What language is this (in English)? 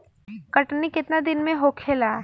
Bhojpuri